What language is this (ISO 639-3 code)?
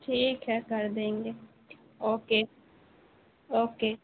urd